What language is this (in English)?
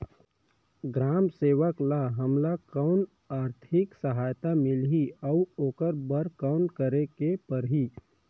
Chhattisgarhi